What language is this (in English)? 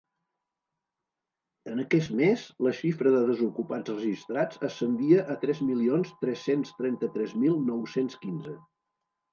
Catalan